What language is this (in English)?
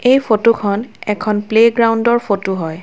Assamese